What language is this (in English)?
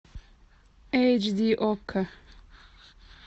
Russian